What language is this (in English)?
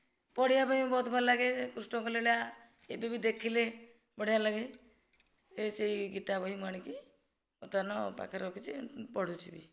Odia